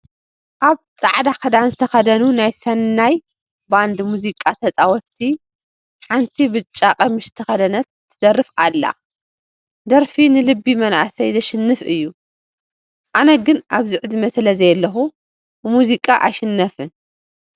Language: Tigrinya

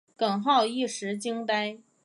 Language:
Chinese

